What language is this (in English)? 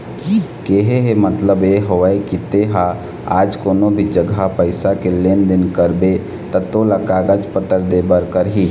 Chhattisgarhi